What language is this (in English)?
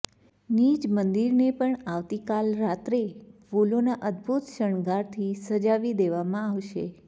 Gujarati